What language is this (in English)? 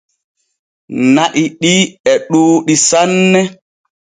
Borgu Fulfulde